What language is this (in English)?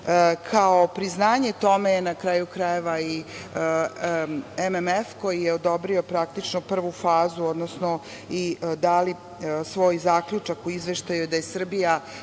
Serbian